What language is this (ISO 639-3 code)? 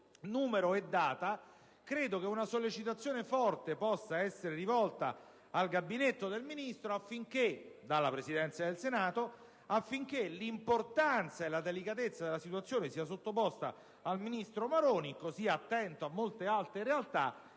ita